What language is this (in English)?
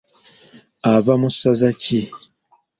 Ganda